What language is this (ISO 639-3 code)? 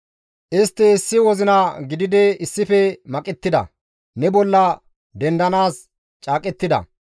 gmv